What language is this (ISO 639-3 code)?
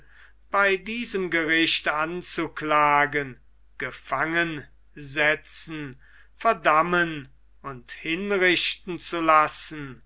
deu